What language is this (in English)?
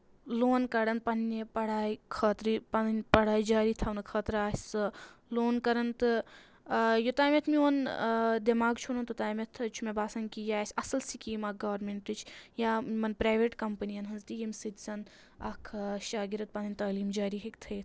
Kashmiri